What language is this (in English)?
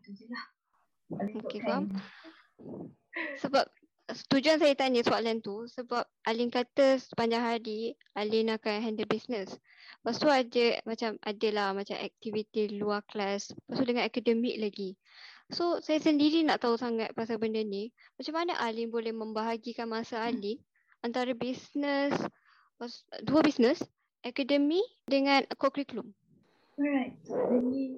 Malay